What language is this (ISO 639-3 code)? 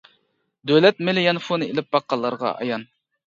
uig